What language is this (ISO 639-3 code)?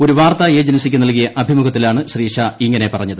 mal